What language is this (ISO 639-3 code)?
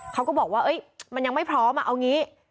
tha